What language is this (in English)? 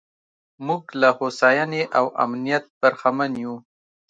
Pashto